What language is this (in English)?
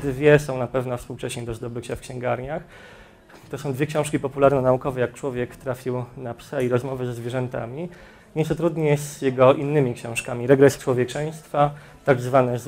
Polish